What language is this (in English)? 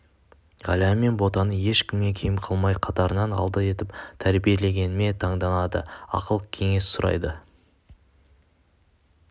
Kazakh